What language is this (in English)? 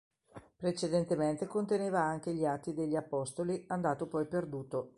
Italian